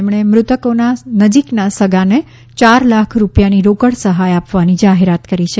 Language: Gujarati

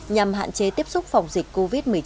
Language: Vietnamese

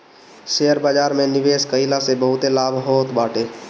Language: Bhojpuri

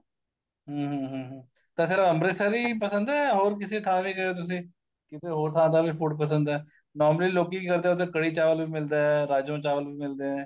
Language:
Punjabi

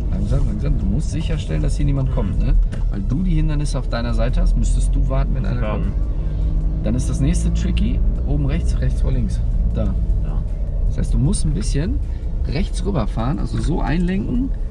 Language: German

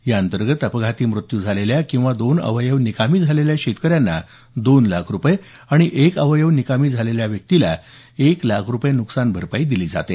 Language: Marathi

